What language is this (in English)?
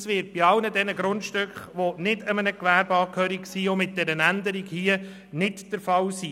Swiss German